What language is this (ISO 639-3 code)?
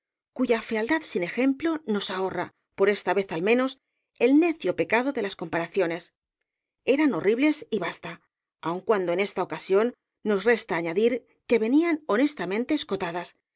spa